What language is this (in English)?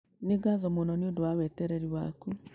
Kikuyu